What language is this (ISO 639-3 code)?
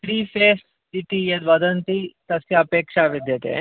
san